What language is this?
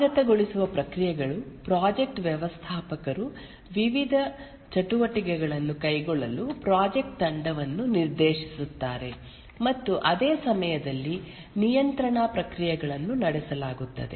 Kannada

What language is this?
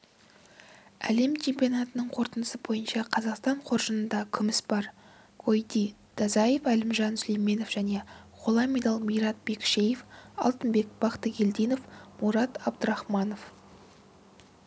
Kazakh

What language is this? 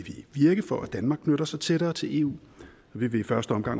Danish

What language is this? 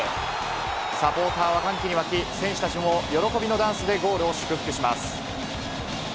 Japanese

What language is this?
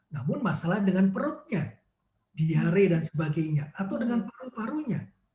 Indonesian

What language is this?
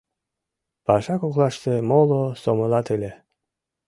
Mari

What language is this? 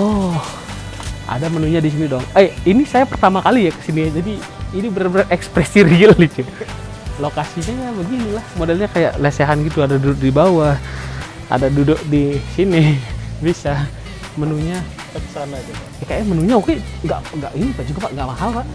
Indonesian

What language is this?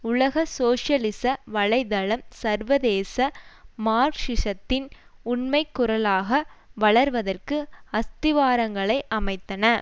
Tamil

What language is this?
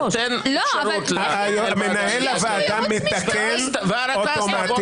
Hebrew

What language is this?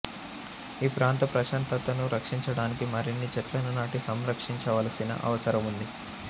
Telugu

